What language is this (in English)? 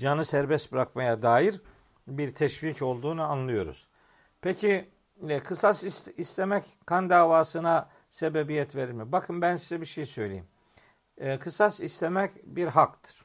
Turkish